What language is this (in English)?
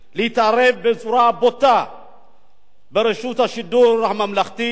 Hebrew